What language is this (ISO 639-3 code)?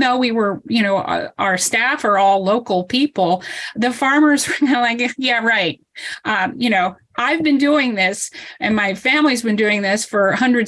eng